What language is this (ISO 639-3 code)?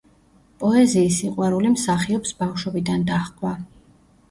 kat